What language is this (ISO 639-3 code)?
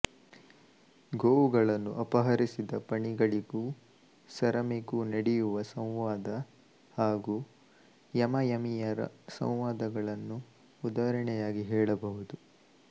kan